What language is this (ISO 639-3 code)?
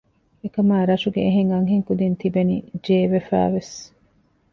div